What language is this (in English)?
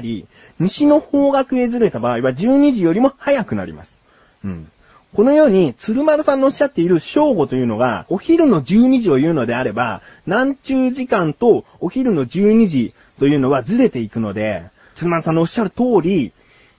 Japanese